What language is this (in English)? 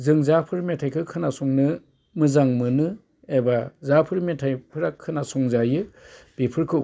Bodo